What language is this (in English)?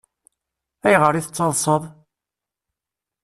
Kabyle